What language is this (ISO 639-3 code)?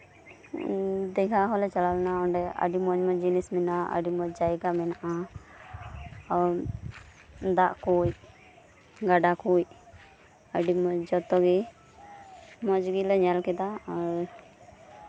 sat